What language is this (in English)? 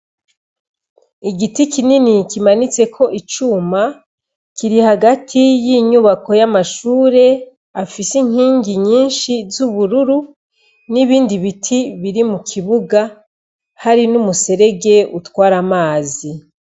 Rundi